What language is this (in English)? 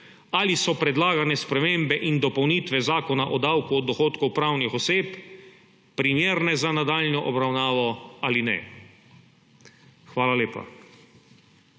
Slovenian